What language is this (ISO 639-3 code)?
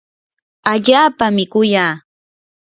qur